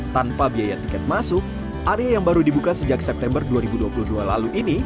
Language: Indonesian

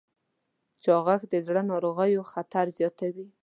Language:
Pashto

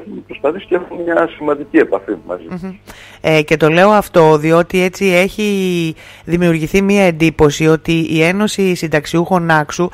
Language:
Greek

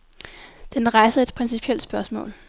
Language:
Danish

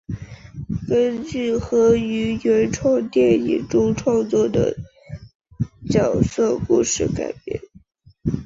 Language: Chinese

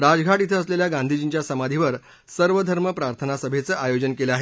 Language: Marathi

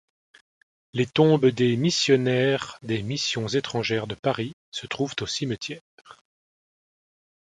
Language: French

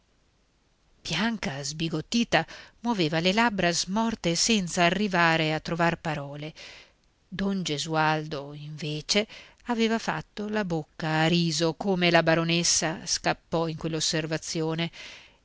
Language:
Italian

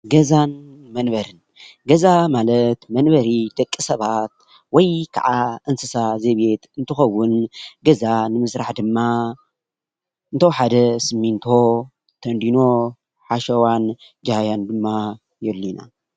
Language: Tigrinya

